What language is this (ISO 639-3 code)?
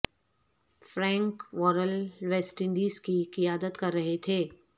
urd